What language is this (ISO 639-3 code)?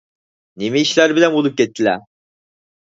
uig